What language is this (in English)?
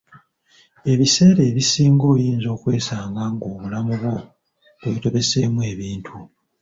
Ganda